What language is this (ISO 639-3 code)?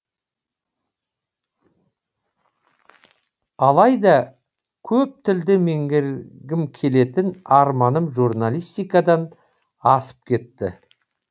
kaz